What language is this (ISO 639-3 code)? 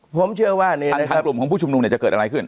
tha